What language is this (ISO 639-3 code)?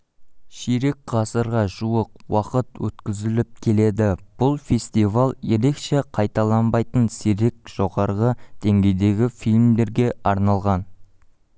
kaz